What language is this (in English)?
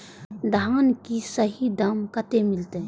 Maithili